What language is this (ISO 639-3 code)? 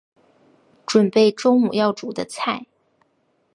zho